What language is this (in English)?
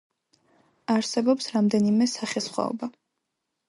Georgian